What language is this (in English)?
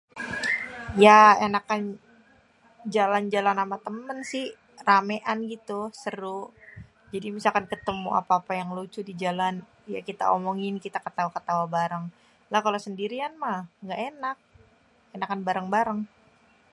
Betawi